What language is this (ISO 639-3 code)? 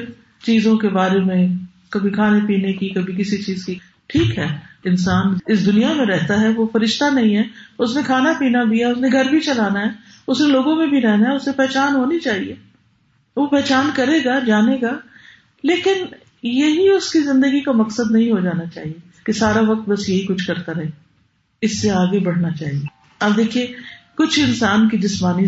urd